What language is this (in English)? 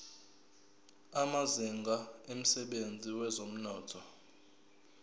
Zulu